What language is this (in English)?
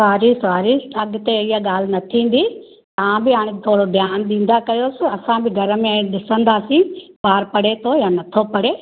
Sindhi